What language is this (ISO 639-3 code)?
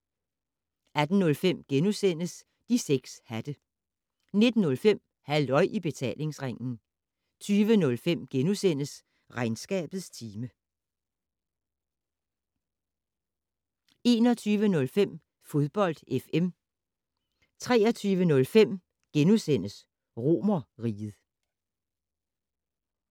dan